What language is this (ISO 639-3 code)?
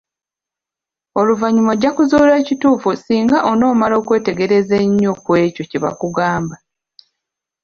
lug